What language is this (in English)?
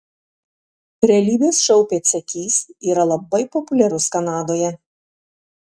Lithuanian